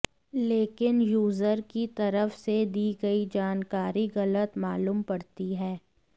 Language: Hindi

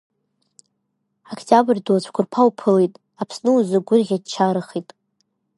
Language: Abkhazian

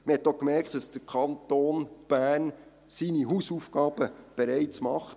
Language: Swiss German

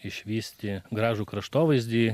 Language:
Lithuanian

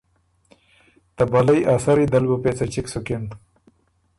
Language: Ormuri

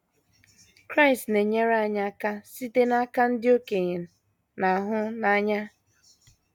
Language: Igbo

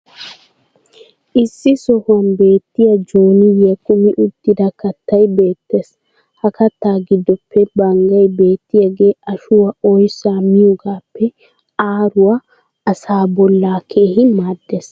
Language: Wolaytta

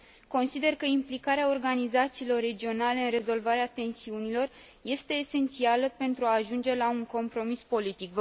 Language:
Romanian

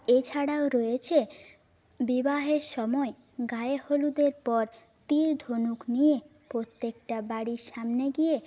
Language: Bangla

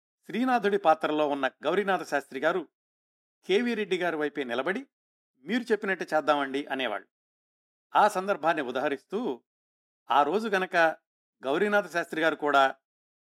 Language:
Telugu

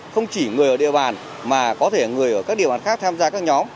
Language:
Vietnamese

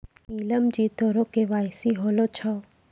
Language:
Maithili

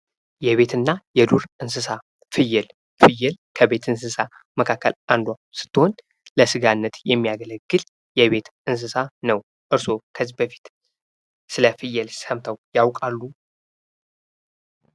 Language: Amharic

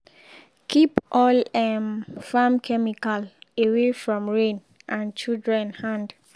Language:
Nigerian Pidgin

